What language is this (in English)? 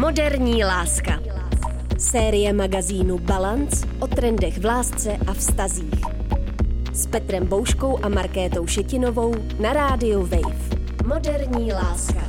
Czech